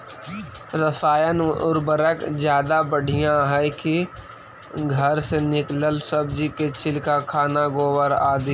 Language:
Magahi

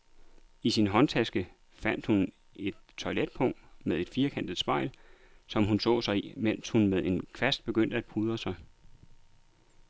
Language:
Danish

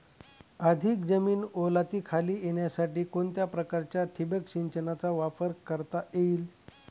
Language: Marathi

